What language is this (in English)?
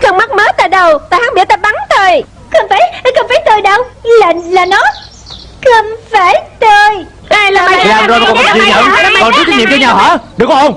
Vietnamese